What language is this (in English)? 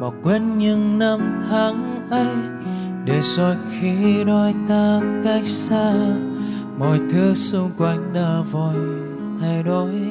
Vietnamese